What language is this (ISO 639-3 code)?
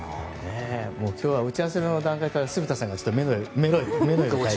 jpn